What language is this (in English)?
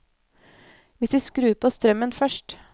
Norwegian